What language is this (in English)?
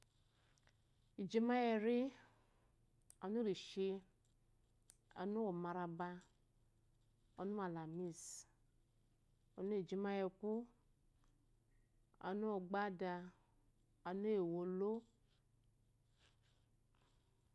Eloyi